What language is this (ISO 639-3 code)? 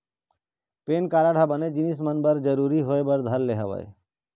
hne